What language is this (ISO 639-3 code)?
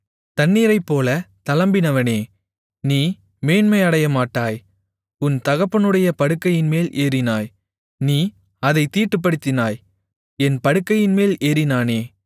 tam